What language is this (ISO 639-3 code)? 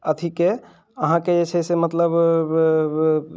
mai